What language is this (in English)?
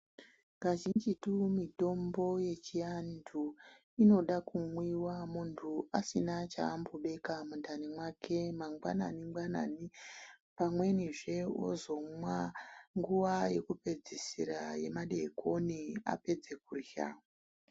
Ndau